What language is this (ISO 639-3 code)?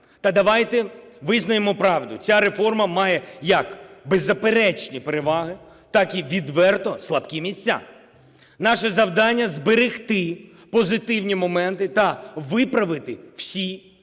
ukr